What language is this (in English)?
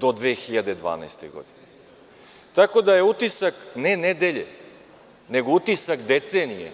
Serbian